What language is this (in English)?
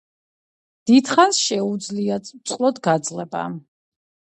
Georgian